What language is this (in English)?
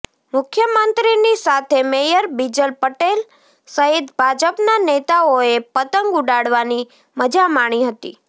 Gujarati